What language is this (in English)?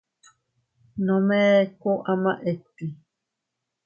Teutila Cuicatec